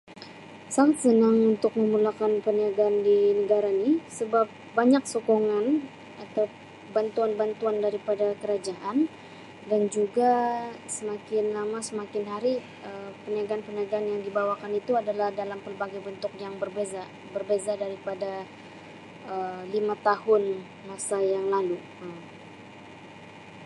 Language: Sabah Malay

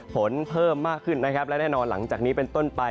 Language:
Thai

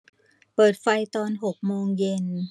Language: Thai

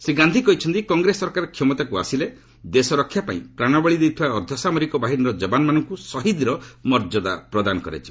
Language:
Odia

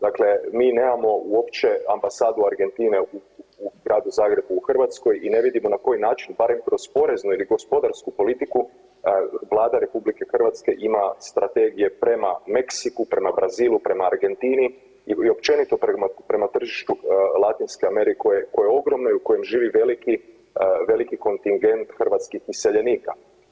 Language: Croatian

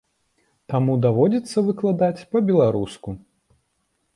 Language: Belarusian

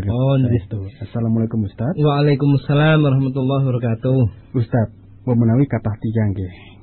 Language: Malay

